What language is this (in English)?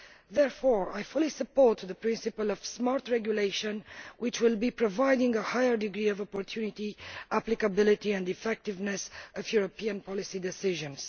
English